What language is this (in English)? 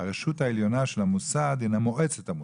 Hebrew